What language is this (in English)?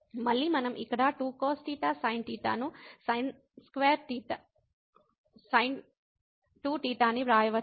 Telugu